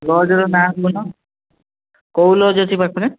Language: Odia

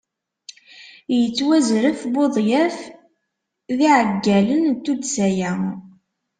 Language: Kabyle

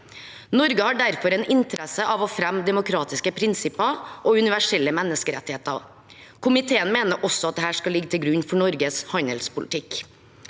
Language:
Norwegian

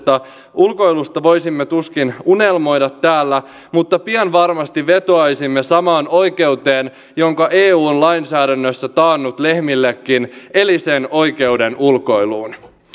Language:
Finnish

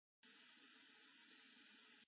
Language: Japanese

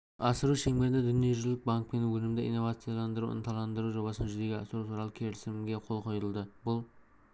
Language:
Kazakh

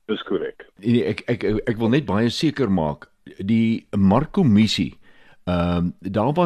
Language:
Swedish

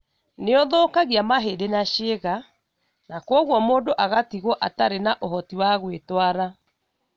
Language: Kikuyu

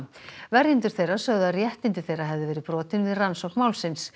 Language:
Icelandic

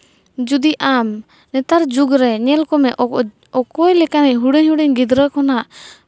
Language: Santali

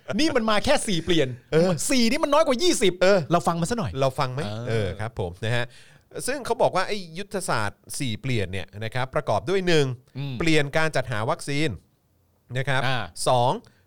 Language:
Thai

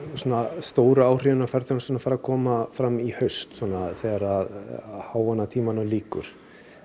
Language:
Icelandic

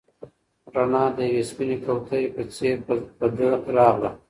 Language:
Pashto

